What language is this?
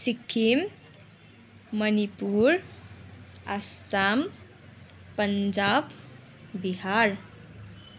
Nepali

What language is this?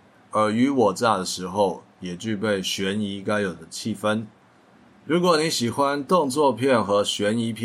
Chinese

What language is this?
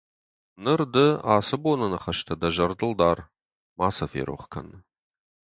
Ossetic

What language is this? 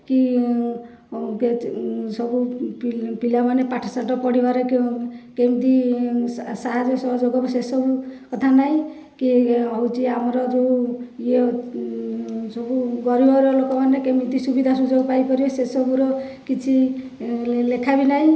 Odia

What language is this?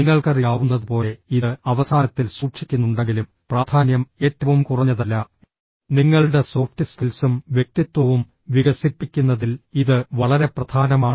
Malayalam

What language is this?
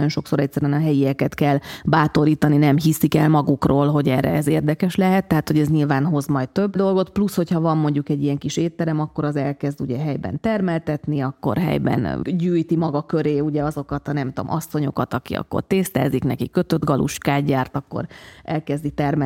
Hungarian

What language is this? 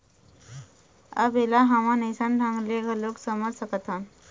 Chhattisgarhi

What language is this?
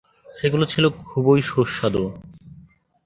Bangla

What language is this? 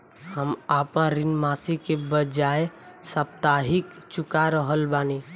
Bhojpuri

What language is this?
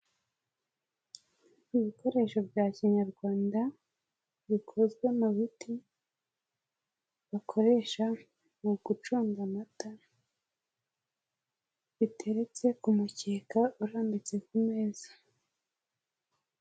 Kinyarwanda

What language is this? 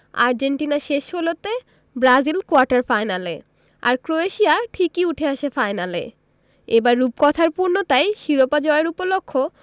Bangla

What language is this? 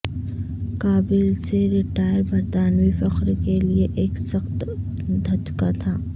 Urdu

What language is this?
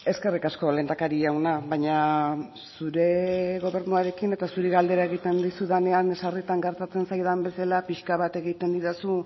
Basque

